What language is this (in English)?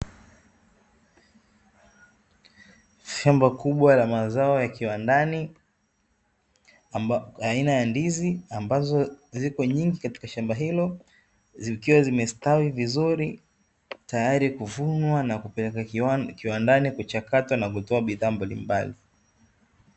Swahili